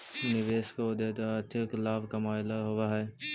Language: Magahi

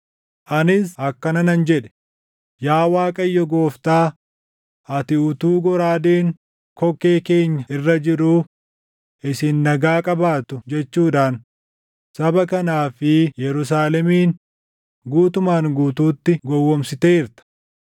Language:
Oromo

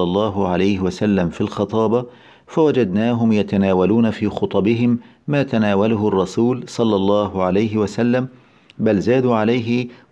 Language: Arabic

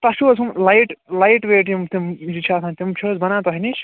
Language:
Kashmiri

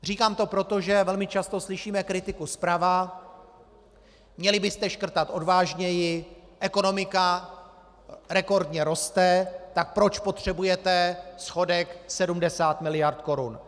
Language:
Czech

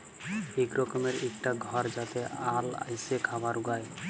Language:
Bangla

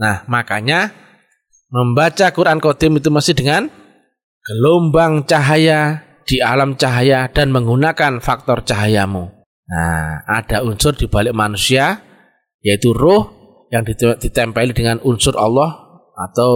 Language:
Indonesian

